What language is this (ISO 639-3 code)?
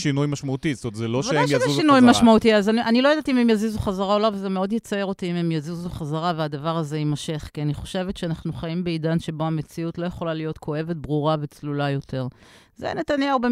heb